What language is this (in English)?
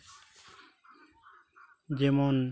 Santali